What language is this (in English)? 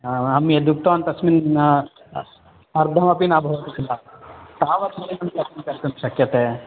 Sanskrit